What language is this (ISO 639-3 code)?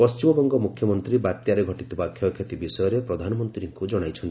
ori